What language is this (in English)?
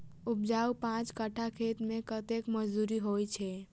Maithili